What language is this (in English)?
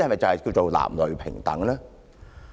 Cantonese